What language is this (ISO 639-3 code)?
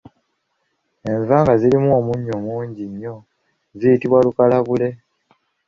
lug